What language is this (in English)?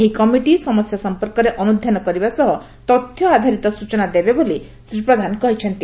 Odia